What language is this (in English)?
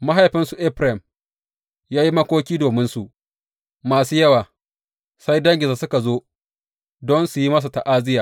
Hausa